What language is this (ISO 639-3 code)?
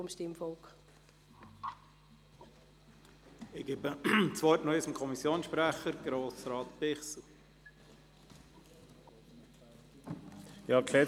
gsw